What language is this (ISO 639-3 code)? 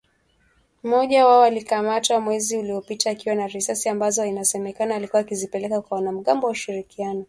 swa